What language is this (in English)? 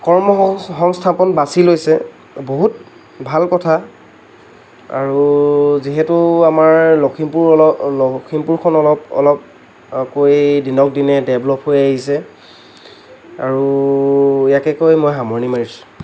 Assamese